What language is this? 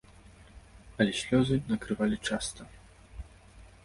Belarusian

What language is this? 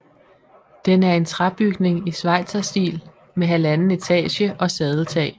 Danish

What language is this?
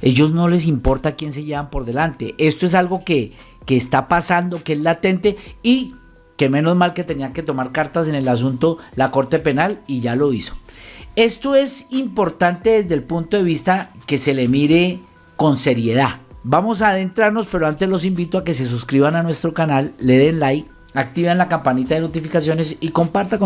Spanish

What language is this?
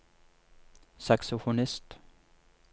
Norwegian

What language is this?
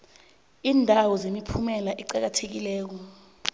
South Ndebele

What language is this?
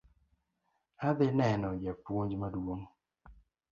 Luo (Kenya and Tanzania)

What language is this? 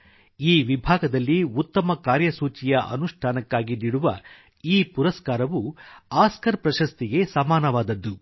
Kannada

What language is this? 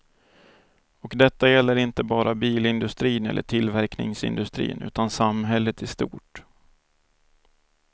Swedish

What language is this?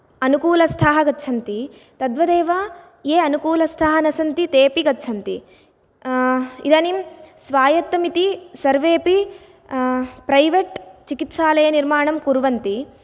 Sanskrit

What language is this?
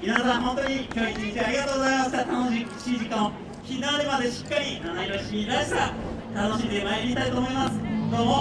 Japanese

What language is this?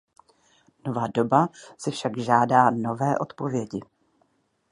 Czech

